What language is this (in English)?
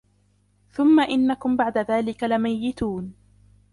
Arabic